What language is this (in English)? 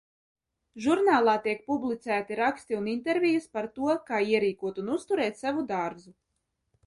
Latvian